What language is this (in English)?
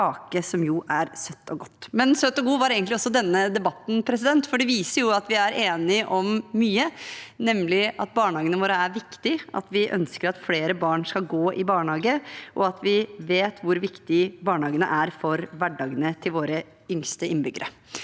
Norwegian